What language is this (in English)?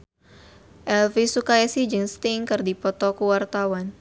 Sundanese